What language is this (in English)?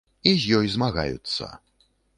Belarusian